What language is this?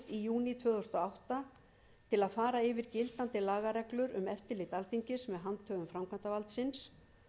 Icelandic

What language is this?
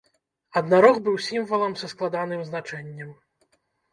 Belarusian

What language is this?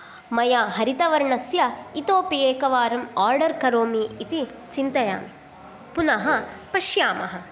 Sanskrit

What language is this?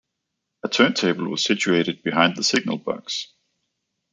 English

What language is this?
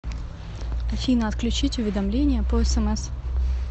Russian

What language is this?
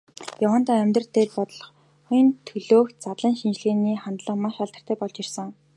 Mongolian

